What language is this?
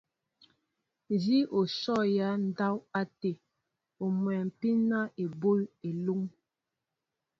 Mbo (Cameroon)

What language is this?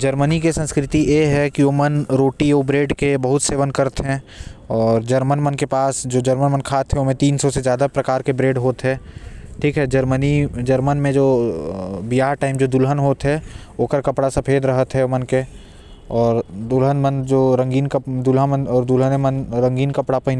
Korwa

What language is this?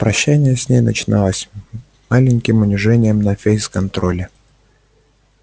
Russian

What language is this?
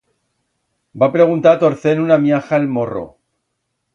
Aragonese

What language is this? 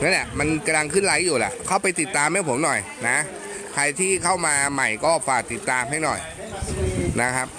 Thai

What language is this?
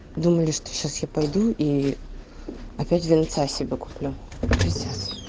Russian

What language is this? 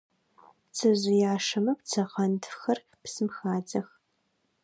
Adyghe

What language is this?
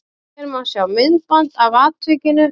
Icelandic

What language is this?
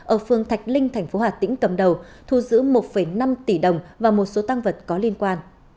Vietnamese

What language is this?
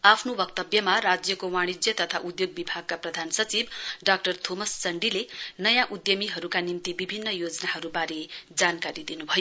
Nepali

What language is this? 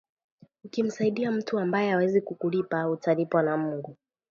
Swahili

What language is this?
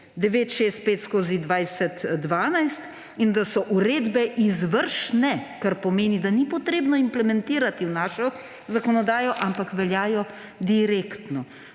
Slovenian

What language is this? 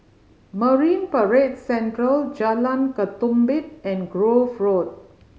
English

